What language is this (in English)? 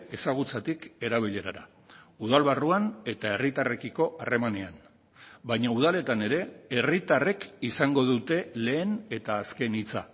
Basque